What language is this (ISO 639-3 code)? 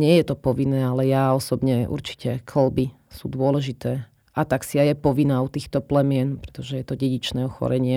slk